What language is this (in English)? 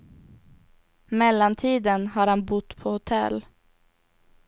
Swedish